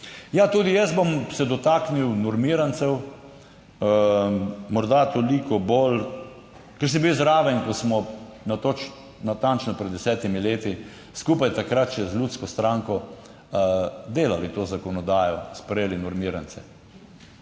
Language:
Slovenian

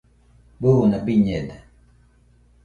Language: Nüpode Huitoto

